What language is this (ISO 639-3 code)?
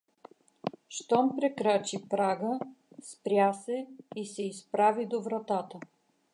bul